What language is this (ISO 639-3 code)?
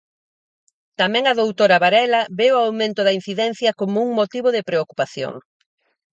glg